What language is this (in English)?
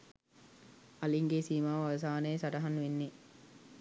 Sinhala